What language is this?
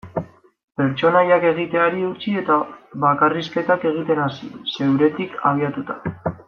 Basque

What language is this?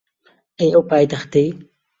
Central Kurdish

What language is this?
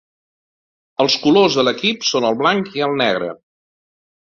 Catalan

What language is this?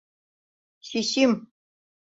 Mari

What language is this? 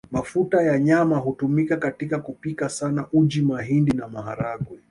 Swahili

